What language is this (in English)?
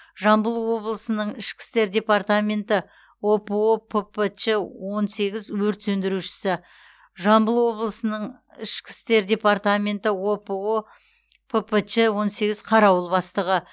Kazakh